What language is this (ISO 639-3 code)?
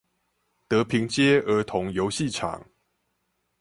zho